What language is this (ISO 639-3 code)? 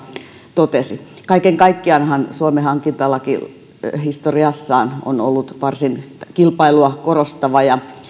fin